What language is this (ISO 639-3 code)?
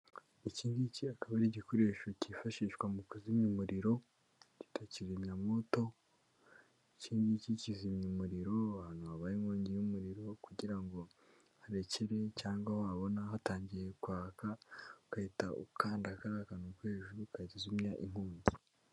kin